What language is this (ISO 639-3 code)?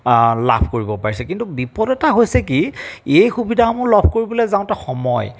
asm